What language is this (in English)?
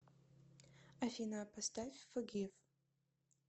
Russian